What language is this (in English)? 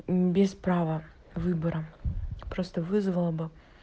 Russian